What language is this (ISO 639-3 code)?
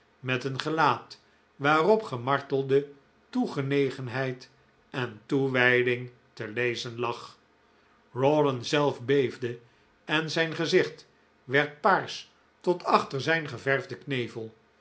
nld